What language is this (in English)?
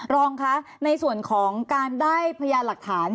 Thai